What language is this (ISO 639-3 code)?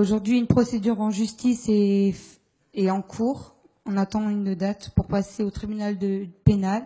fra